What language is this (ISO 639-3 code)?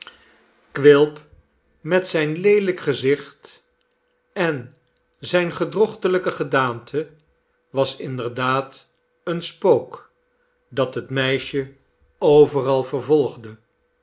nld